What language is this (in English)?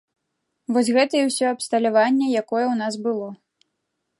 Belarusian